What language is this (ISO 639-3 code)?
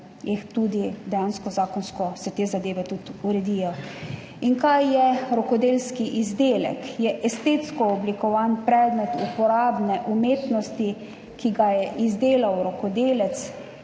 slv